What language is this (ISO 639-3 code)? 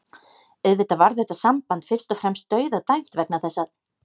isl